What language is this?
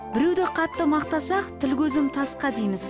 Kazakh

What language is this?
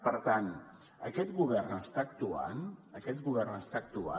Catalan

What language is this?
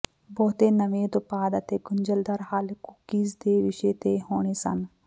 Punjabi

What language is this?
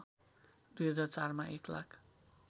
Nepali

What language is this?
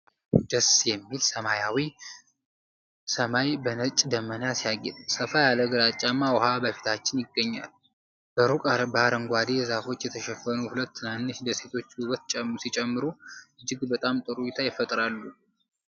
Amharic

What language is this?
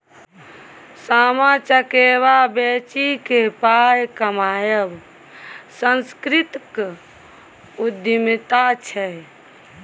Maithili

